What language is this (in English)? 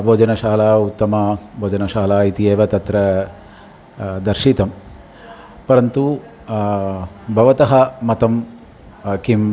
Sanskrit